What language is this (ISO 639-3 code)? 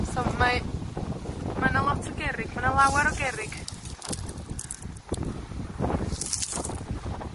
cym